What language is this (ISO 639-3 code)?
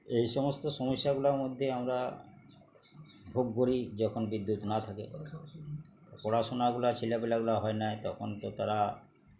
ben